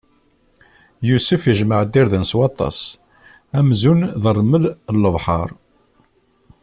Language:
Kabyle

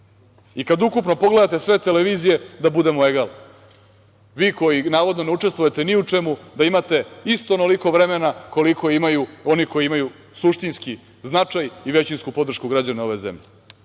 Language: Serbian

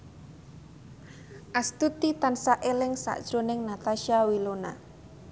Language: Javanese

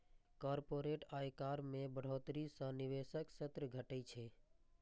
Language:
Maithili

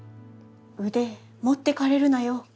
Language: Japanese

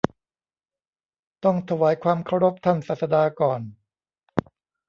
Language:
Thai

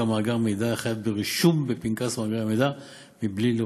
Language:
Hebrew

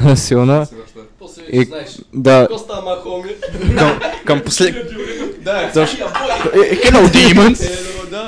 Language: Bulgarian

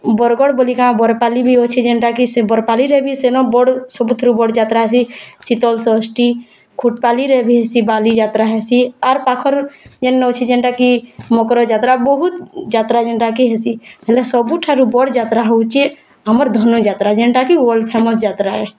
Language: Odia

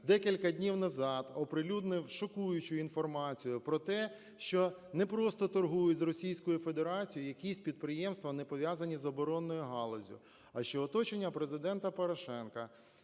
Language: Ukrainian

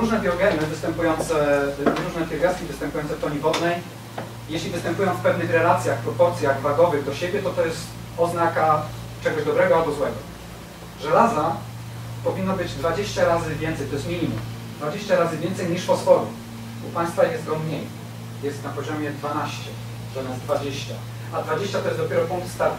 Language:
Polish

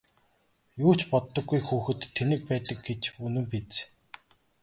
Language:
Mongolian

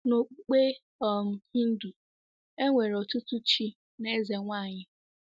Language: Igbo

